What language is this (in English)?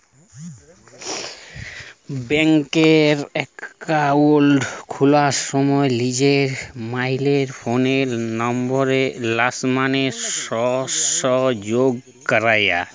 Bangla